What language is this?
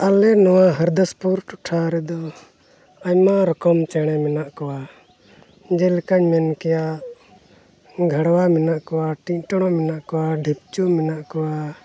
Santali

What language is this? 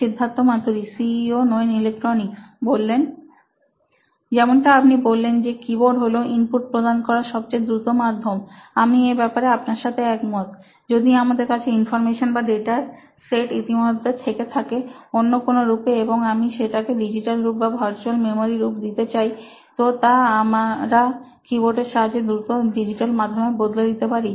Bangla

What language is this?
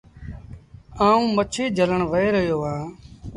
Sindhi Bhil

